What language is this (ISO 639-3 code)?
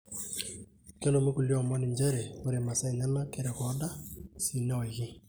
mas